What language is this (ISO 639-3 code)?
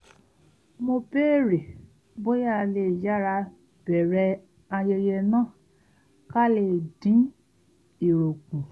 yor